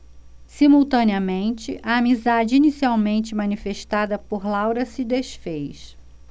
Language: Portuguese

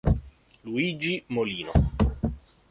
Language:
Italian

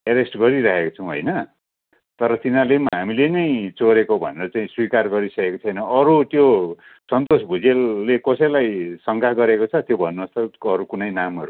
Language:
Nepali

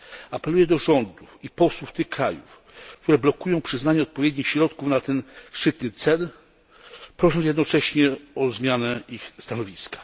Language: Polish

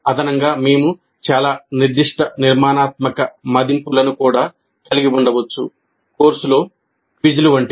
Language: Telugu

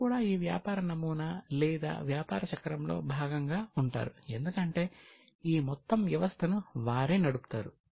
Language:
Telugu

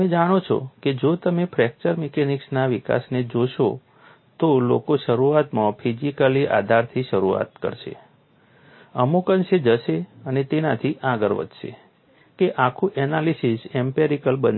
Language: Gujarati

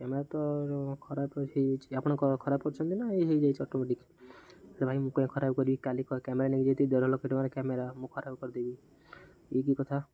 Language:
Odia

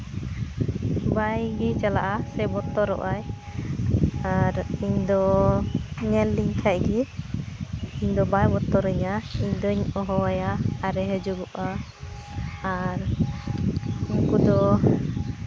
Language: Santali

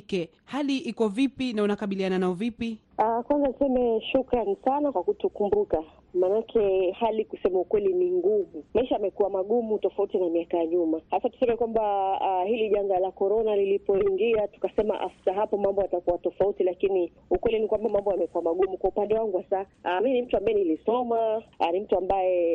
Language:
Swahili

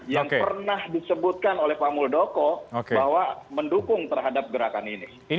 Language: Indonesian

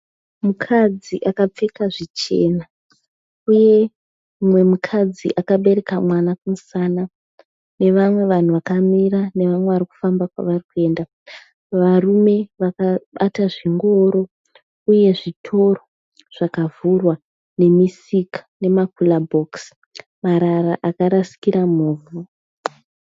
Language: Shona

